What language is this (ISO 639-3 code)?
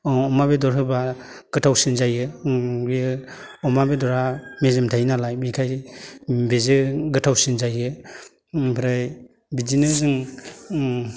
brx